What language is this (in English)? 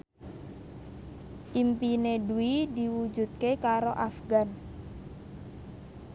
Javanese